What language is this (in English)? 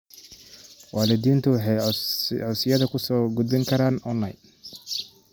Somali